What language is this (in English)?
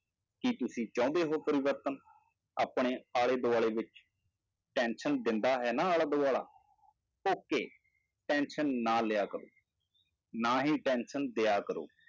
Punjabi